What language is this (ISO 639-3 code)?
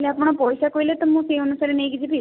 ori